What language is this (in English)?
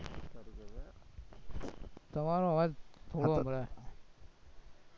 Gujarati